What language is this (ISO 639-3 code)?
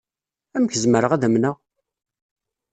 kab